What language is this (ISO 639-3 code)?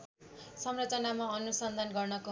nep